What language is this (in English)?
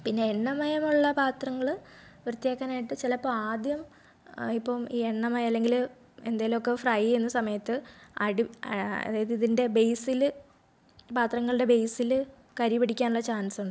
Malayalam